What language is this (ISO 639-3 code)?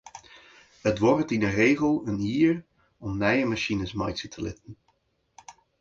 fry